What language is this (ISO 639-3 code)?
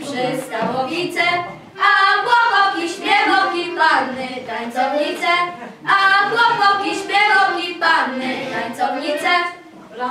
pol